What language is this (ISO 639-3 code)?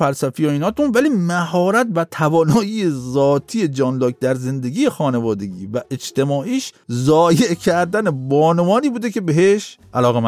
fas